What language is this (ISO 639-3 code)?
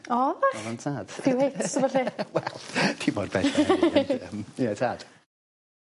cym